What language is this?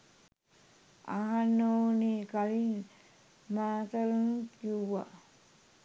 Sinhala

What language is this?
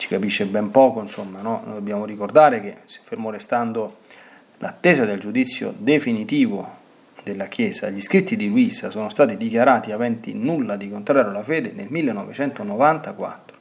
Italian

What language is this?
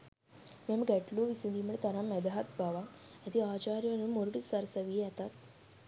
Sinhala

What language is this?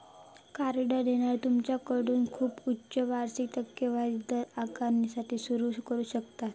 Marathi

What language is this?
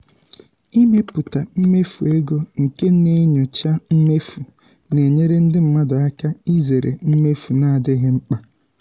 Igbo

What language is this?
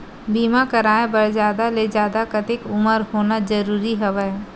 Chhattisgarhi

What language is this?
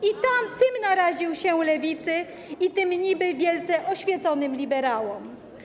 Polish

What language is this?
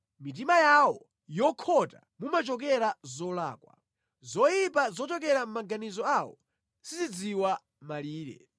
Nyanja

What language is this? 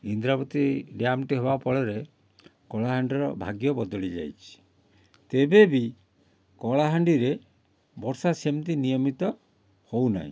Odia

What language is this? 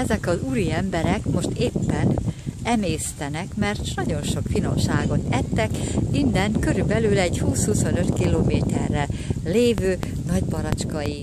Hungarian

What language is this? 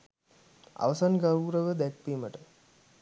Sinhala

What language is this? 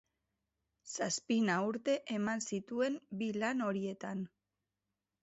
Basque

